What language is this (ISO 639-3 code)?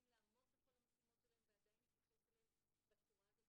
heb